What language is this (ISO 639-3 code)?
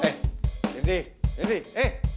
ind